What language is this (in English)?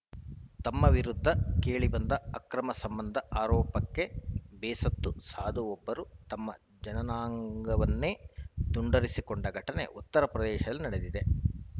Kannada